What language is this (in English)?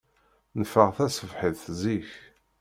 Kabyle